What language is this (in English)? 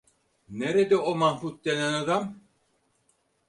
Turkish